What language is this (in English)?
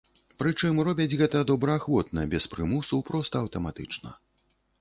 Belarusian